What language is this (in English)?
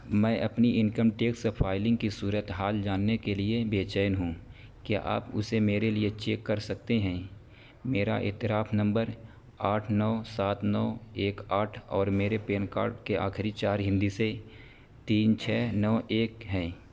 Urdu